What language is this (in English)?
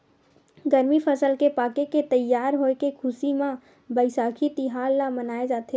Chhattisgarhi